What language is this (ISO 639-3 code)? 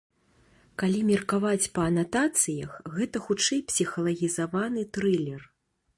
bel